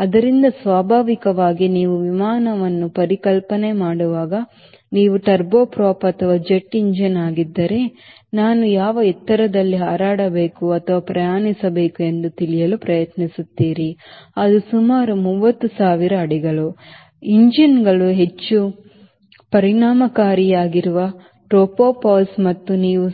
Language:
Kannada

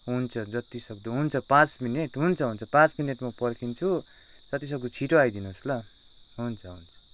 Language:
Nepali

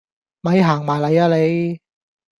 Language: Cantonese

